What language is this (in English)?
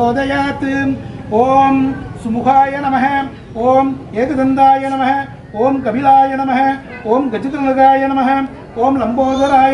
Indonesian